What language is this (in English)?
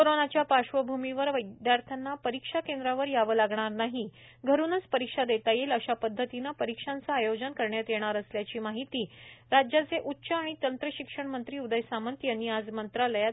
Marathi